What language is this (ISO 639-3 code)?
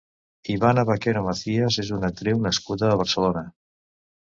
cat